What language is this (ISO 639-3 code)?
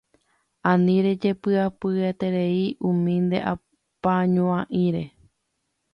grn